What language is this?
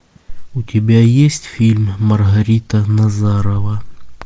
Russian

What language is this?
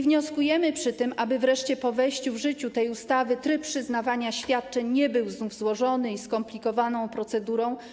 Polish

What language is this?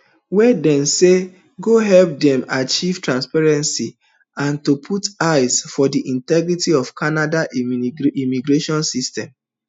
Nigerian Pidgin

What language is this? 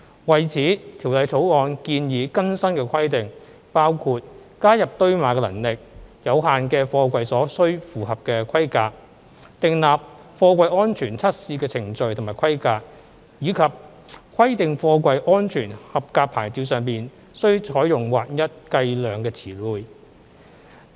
Cantonese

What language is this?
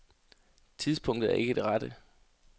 Danish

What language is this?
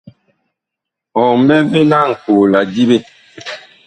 Bakoko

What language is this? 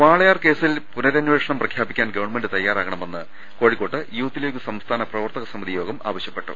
Malayalam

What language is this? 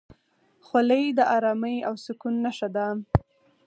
Pashto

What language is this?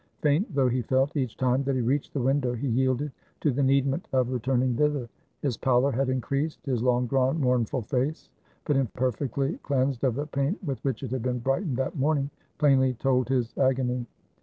English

